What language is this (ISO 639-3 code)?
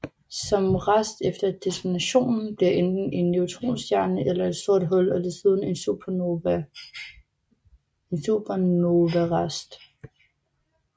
dan